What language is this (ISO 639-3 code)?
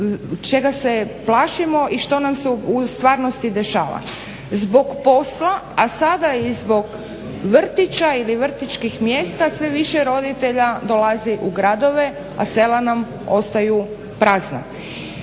hrv